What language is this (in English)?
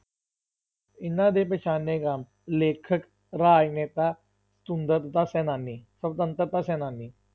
Punjabi